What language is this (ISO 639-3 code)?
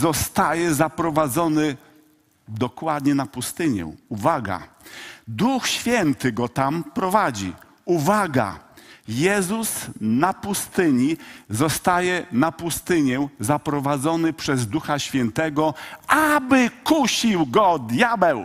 pol